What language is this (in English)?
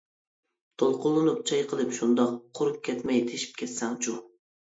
Uyghur